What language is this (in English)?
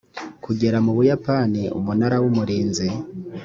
Kinyarwanda